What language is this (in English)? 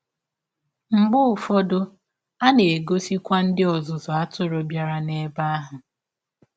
Igbo